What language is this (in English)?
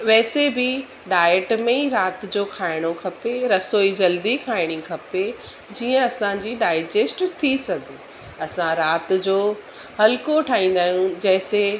Sindhi